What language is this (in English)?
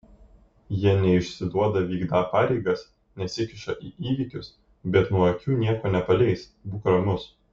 Lithuanian